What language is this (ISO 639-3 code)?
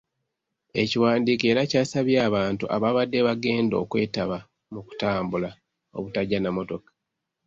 lug